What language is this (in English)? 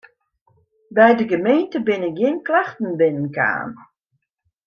Western Frisian